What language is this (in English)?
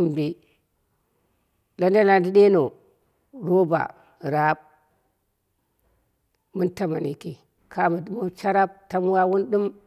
Dera (Nigeria)